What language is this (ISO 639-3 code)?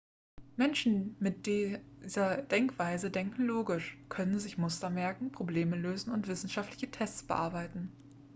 deu